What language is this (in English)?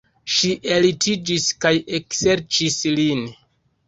Esperanto